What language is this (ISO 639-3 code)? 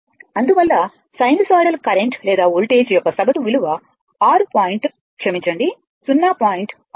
tel